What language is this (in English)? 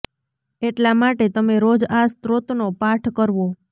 Gujarati